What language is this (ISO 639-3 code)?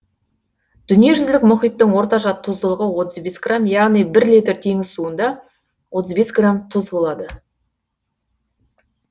kaz